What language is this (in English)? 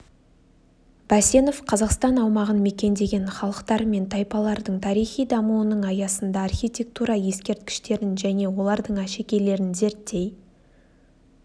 Kazakh